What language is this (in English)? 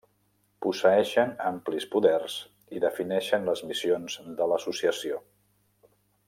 Catalan